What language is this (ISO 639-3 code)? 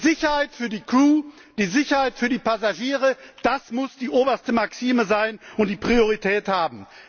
deu